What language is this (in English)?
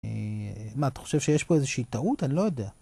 Hebrew